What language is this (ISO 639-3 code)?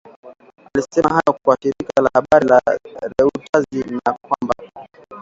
swa